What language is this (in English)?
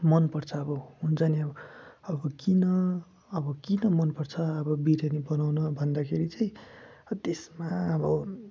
Nepali